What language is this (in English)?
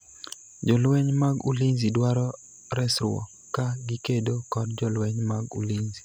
Luo (Kenya and Tanzania)